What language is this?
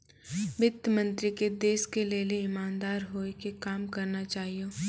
Maithili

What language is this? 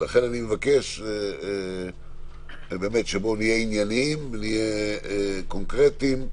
Hebrew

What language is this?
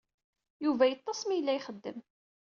Kabyle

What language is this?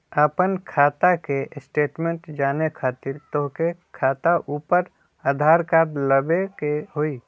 Magahi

